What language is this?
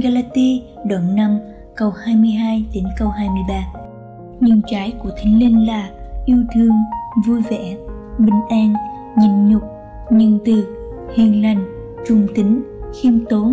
Vietnamese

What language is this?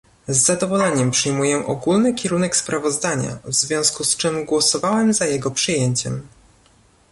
Polish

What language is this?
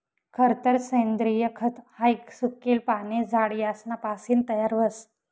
Marathi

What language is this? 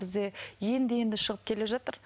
Kazakh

